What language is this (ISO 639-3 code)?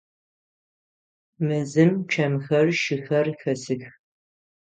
ady